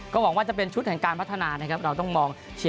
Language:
Thai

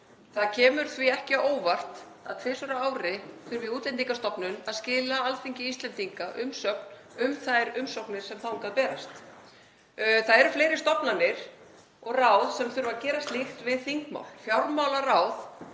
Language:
Icelandic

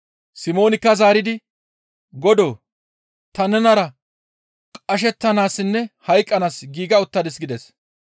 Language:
Gamo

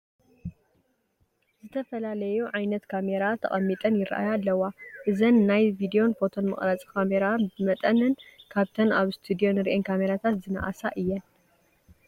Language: Tigrinya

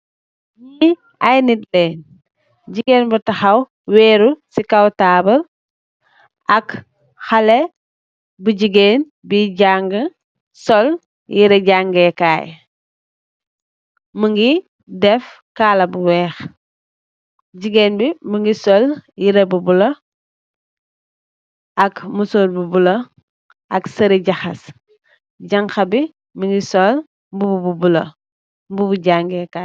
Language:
Wolof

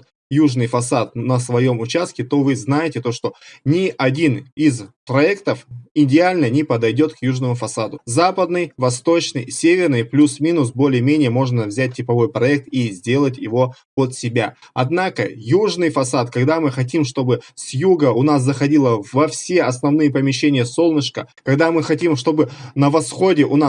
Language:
Russian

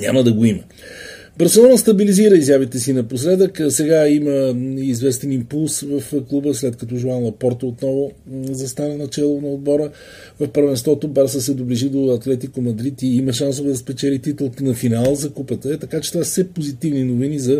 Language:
Bulgarian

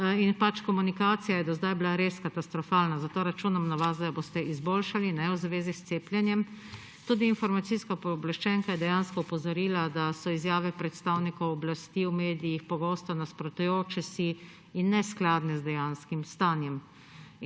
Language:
Slovenian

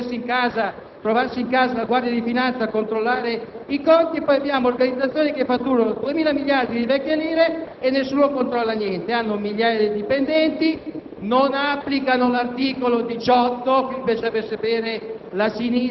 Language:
Italian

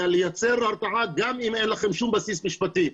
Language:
Hebrew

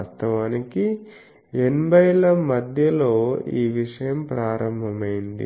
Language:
Telugu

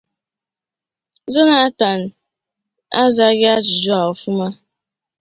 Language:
Igbo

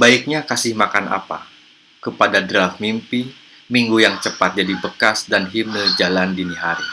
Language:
Indonesian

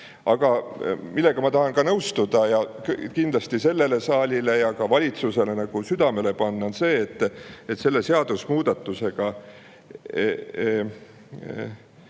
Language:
Estonian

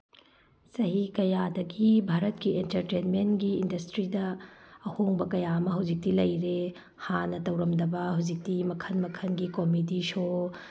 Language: Manipuri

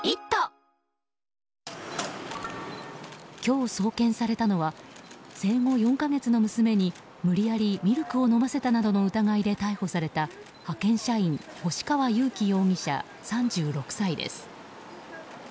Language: Japanese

